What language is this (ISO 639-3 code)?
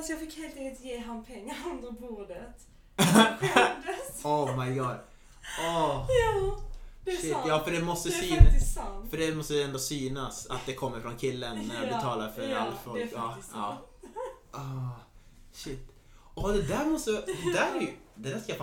swe